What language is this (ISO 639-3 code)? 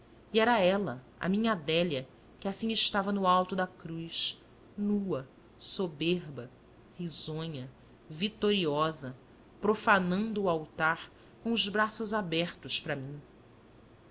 por